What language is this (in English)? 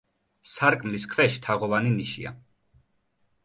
Georgian